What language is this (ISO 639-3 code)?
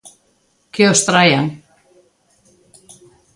glg